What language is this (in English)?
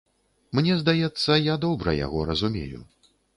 Belarusian